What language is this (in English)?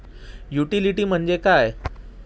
Marathi